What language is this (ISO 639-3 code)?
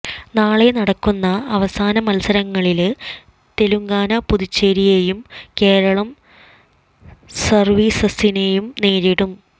mal